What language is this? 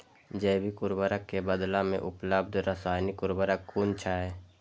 Maithili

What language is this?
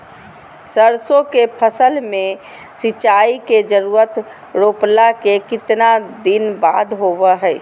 Magahi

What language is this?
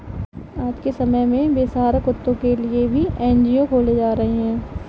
Hindi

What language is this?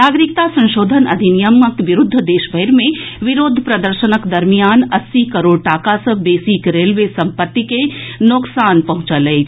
Maithili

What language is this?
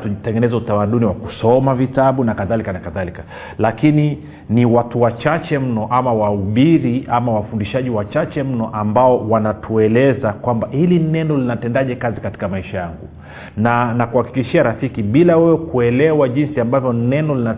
Swahili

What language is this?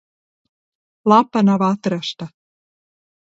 Latvian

